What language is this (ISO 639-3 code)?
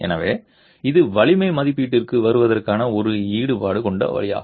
tam